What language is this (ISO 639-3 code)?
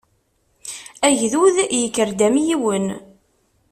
kab